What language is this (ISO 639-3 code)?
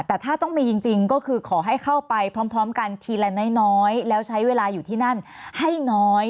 tha